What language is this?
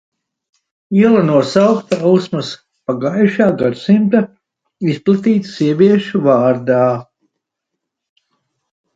Latvian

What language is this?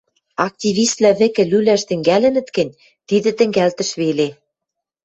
Western Mari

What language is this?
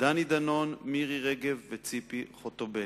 Hebrew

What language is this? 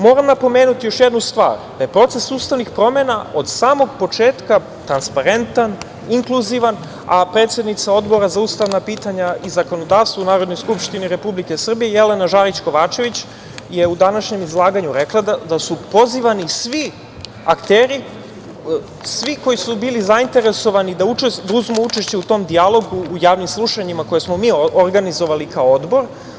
Serbian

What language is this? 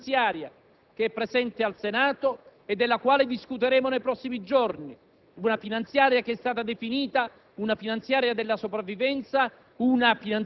Italian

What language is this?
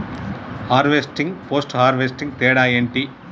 Telugu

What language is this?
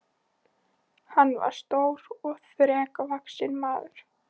Icelandic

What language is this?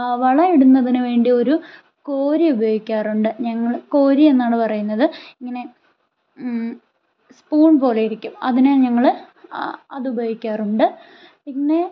Malayalam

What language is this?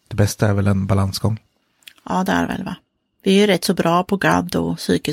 Swedish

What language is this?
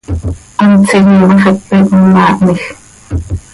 Seri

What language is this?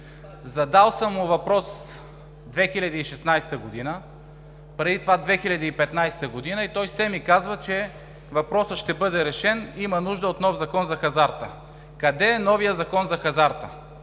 Bulgarian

